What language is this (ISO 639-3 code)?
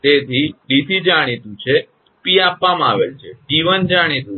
guj